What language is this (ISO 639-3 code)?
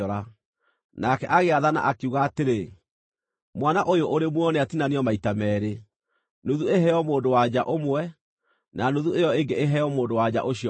kik